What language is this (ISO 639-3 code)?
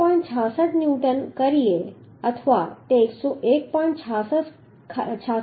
guj